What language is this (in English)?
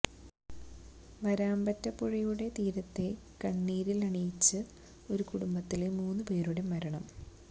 Malayalam